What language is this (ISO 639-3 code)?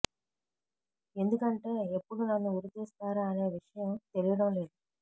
tel